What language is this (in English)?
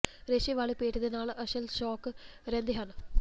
Punjabi